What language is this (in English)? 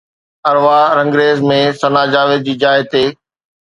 Sindhi